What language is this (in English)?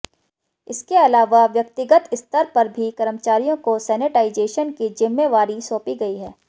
Hindi